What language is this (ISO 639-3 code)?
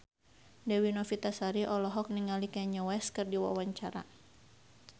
sun